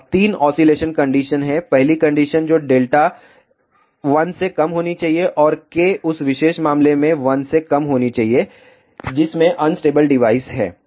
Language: Hindi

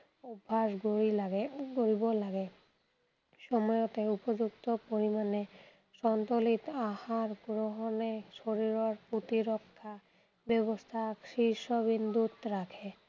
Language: Assamese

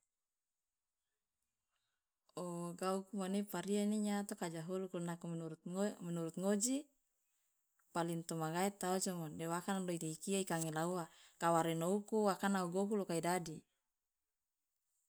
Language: Loloda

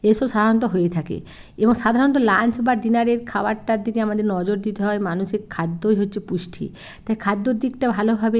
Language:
Bangla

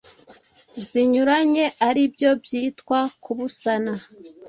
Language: Kinyarwanda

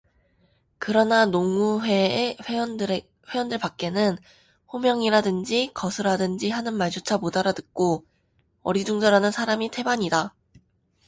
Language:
Korean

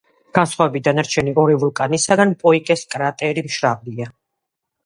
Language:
Georgian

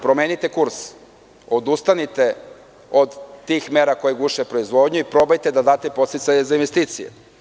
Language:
Serbian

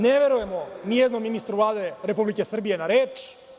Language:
Serbian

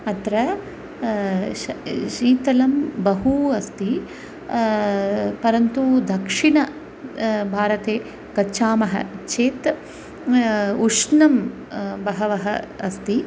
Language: Sanskrit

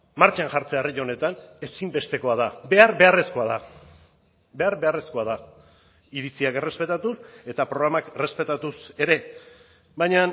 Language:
Basque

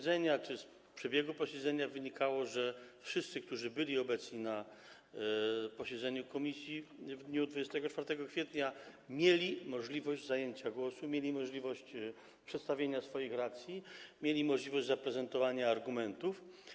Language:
Polish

